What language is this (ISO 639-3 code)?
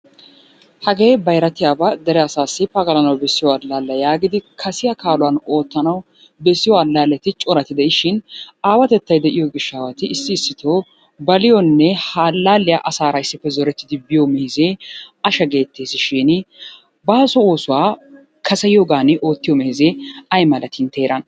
wal